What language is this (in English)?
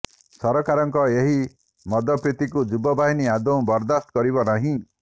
Odia